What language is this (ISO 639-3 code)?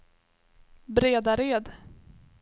swe